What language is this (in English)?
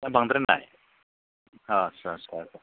Bodo